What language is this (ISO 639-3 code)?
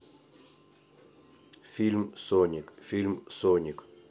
rus